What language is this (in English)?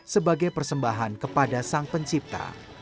Indonesian